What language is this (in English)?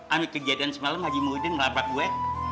Indonesian